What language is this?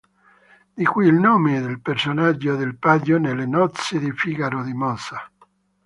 Italian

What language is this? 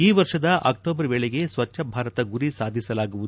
Kannada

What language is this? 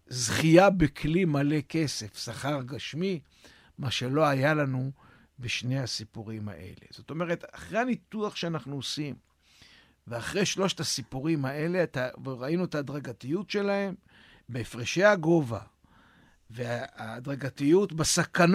Hebrew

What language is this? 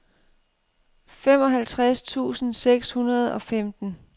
Danish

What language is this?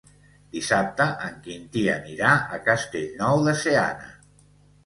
Catalan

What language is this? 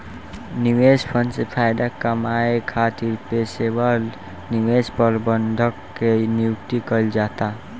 Bhojpuri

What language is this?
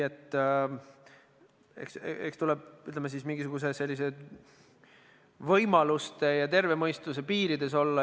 Estonian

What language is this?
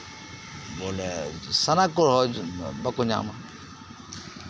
Santali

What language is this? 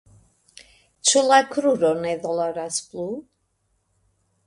Esperanto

